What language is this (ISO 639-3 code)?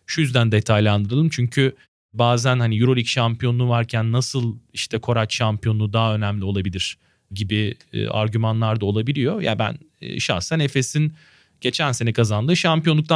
tur